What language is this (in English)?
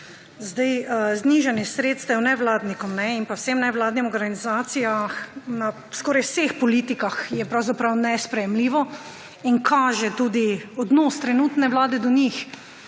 Slovenian